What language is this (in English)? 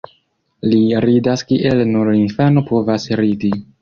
Esperanto